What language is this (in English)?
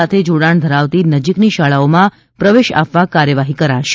Gujarati